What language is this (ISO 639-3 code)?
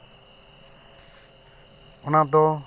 sat